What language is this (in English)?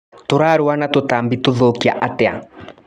Kikuyu